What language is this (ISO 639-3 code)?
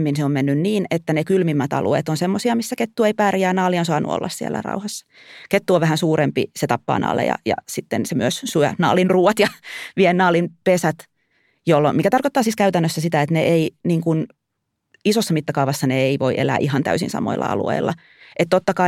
fin